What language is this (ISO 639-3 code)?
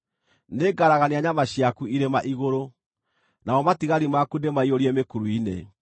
kik